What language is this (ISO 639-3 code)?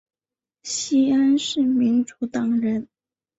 zho